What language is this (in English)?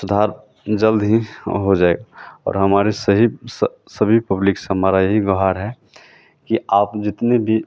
Hindi